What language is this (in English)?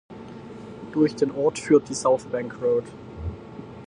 German